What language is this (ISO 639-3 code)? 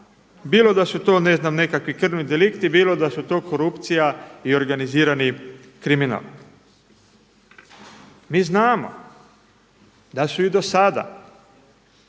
hrv